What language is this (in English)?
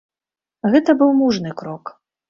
Belarusian